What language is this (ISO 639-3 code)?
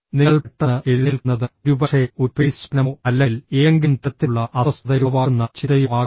mal